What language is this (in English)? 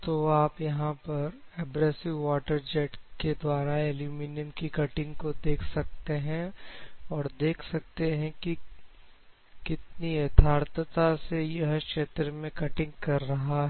Hindi